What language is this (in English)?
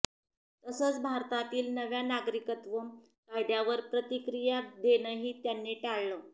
Marathi